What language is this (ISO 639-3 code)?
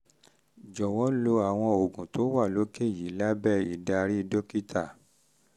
yor